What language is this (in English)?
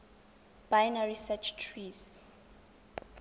Tswana